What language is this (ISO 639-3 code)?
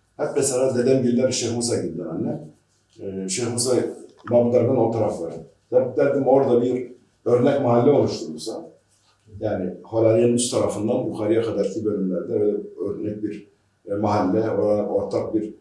tur